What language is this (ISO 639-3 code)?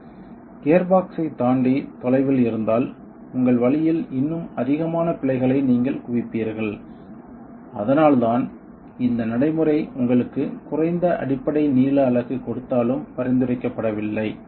tam